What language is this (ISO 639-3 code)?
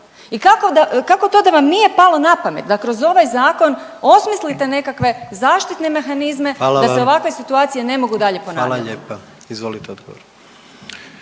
hrv